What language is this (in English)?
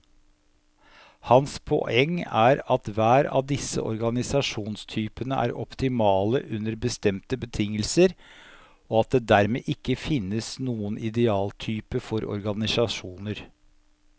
Norwegian